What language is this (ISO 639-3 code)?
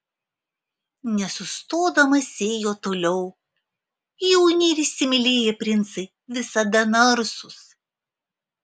lit